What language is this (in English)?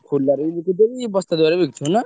Odia